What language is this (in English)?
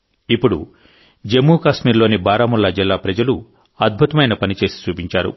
Telugu